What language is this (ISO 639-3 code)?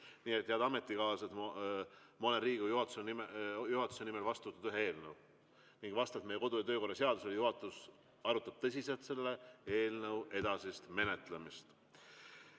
est